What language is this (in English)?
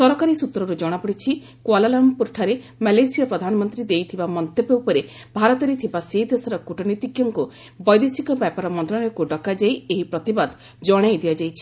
Odia